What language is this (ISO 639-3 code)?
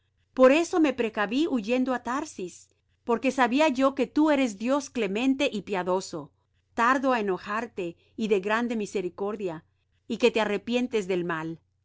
spa